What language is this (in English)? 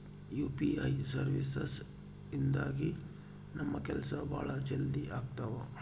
Kannada